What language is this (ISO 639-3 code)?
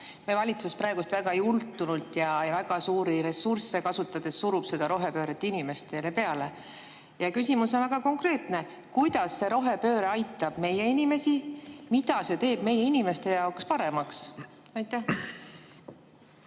est